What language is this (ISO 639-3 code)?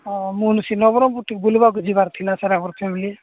ori